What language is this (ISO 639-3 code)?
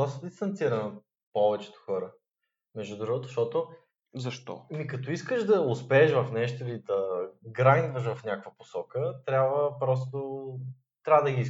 bul